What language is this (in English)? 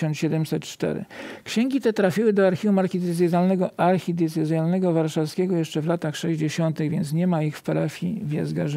Polish